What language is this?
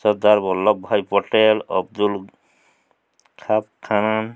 Odia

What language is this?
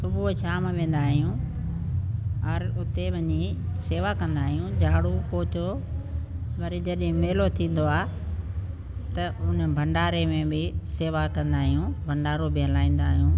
Sindhi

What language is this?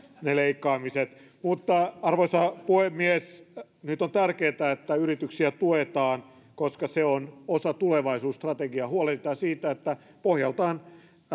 Finnish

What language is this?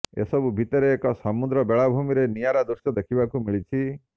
Odia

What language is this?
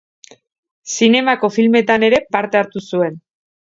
Basque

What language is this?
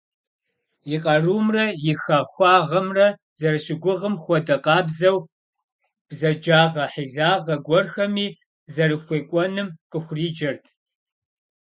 Kabardian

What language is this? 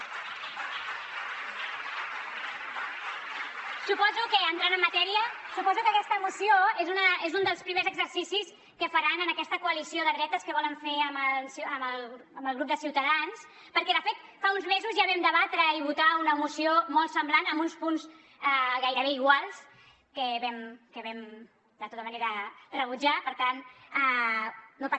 Catalan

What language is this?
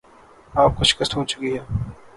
Urdu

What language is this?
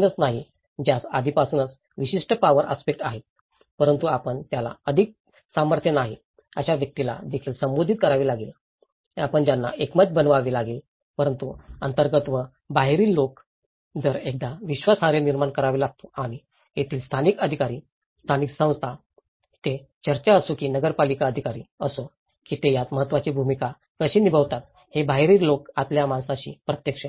Marathi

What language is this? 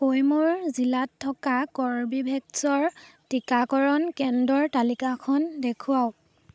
Assamese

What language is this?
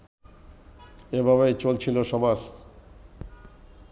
Bangla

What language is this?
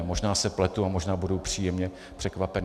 Czech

